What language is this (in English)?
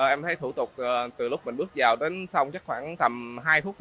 Vietnamese